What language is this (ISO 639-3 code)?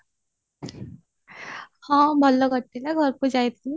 ori